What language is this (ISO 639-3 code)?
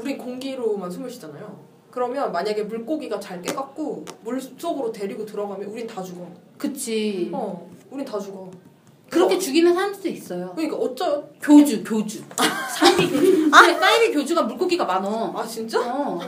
kor